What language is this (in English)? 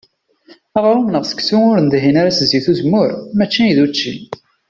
Kabyle